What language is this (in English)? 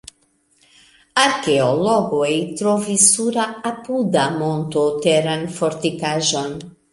Esperanto